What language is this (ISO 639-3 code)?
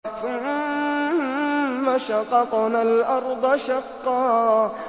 ara